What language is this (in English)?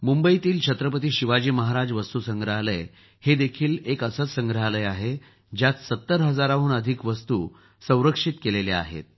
Marathi